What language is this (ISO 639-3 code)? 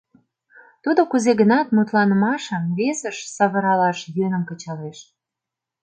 chm